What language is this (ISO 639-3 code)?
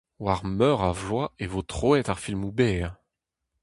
bre